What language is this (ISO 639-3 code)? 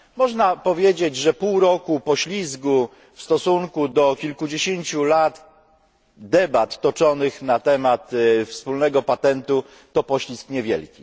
pol